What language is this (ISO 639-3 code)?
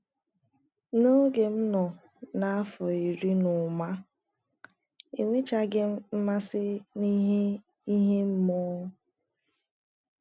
ibo